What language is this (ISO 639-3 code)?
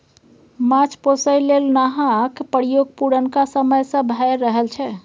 mai